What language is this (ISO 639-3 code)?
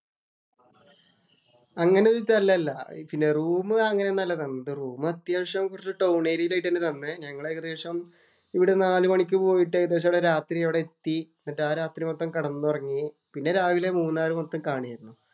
mal